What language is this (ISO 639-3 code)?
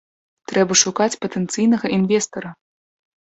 bel